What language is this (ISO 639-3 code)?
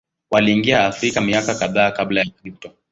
swa